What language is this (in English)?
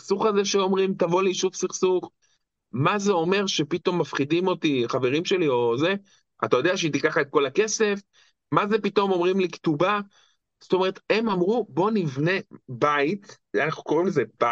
Hebrew